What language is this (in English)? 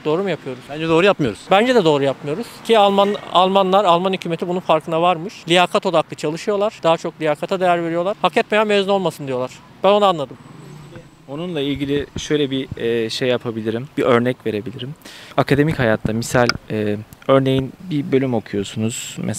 Turkish